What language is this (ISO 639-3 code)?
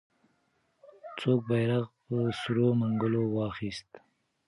pus